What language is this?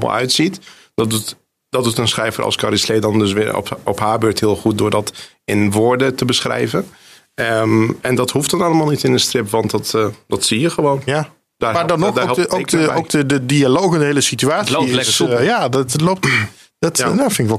Dutch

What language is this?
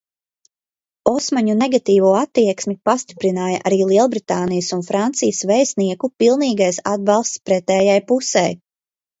Latvian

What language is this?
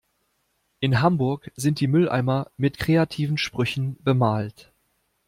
German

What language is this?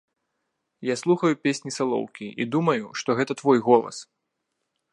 Belarusian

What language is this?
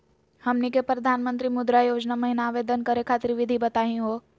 Magahi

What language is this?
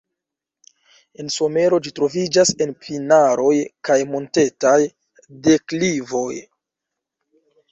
Esperanto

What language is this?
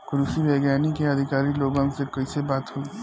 Bhojpuri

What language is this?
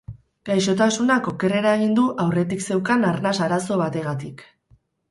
Basque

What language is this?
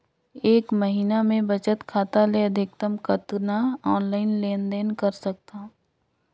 Chhattisgarhi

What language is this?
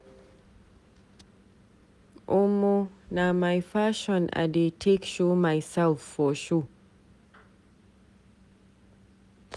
Nigerian Pidgin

